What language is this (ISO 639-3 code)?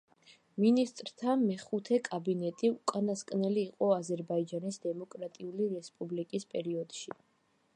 kat